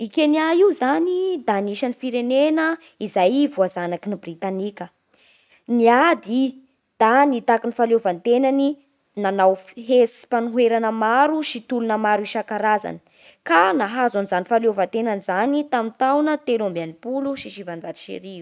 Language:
Bara Malagasy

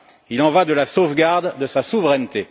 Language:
French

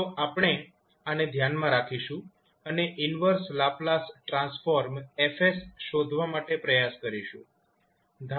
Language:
Gujarati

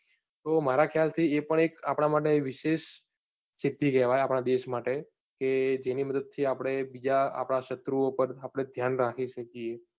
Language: Gujarati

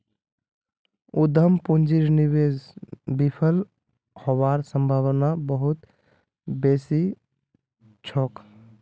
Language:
Magahi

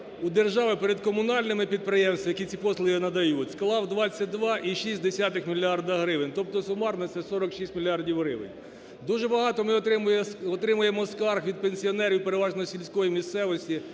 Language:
Ukrainian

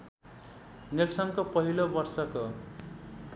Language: Nepali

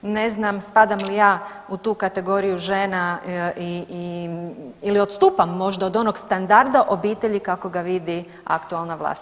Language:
Croatian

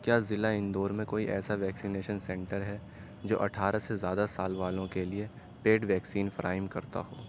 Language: Urdu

